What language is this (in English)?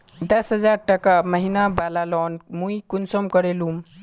Magahi